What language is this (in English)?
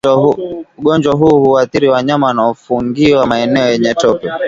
Swahili